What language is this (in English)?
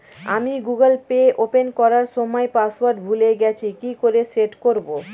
Bangla